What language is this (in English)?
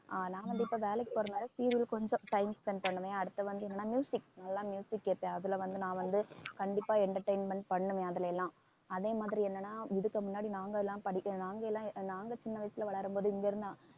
Tamil